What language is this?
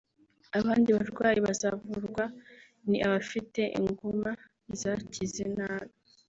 Kinyarwanda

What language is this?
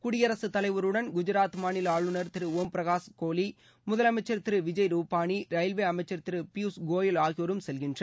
Tamil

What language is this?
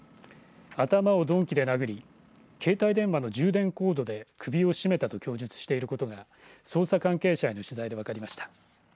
Japanese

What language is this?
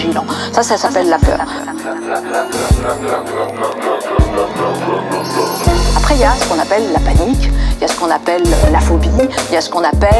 French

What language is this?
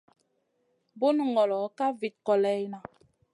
Masana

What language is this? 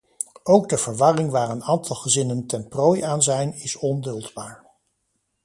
Dutch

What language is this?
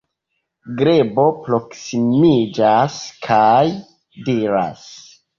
Esperanto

